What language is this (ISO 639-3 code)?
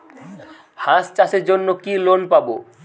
ben